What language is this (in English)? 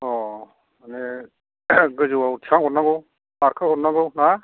Bodo